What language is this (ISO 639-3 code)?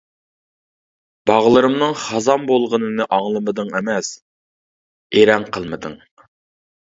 uig